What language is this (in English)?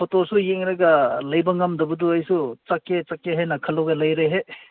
Manipuri